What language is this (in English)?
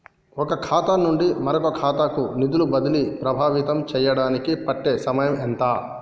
Telugu